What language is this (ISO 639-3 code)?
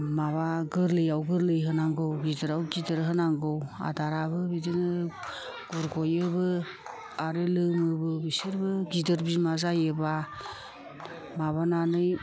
brx